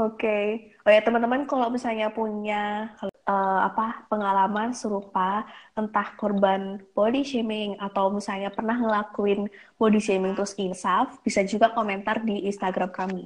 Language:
Indonesian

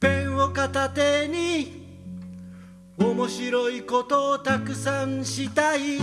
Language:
Japanese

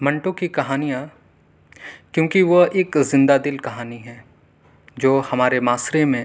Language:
Urdu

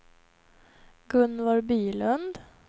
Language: Swedish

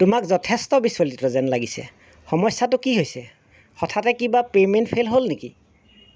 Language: Assamese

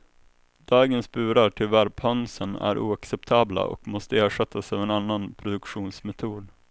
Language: Swedish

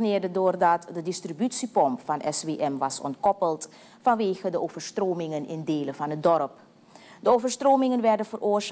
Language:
Dutch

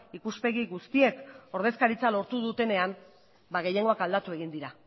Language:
Basque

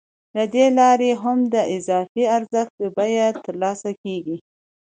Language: Pashto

